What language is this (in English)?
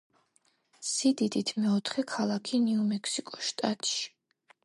Georgian